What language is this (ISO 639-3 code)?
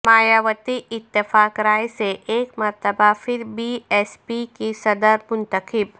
urd